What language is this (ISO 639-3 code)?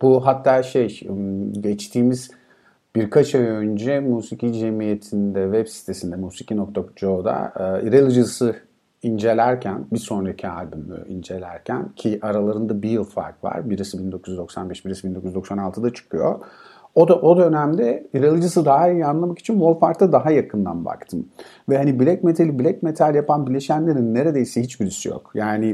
tur